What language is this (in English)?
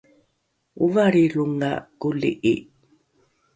Rukai